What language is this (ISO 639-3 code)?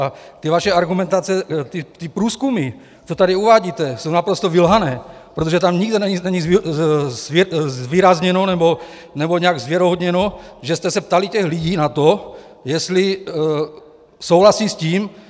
ces